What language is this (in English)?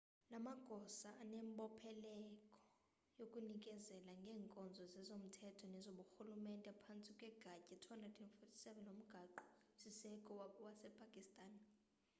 Xhosa